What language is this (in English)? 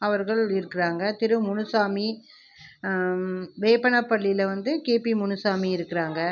Tamil